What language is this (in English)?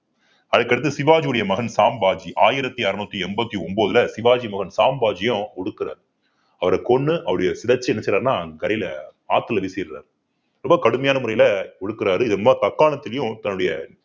Tamil